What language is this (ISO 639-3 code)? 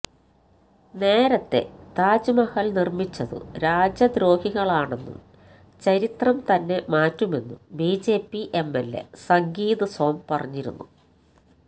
mal